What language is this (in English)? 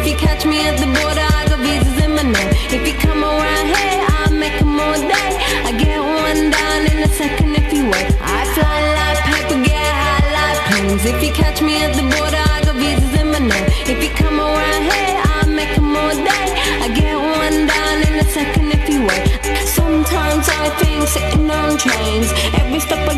Greek